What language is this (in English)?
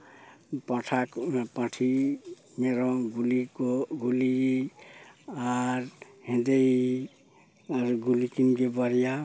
Santali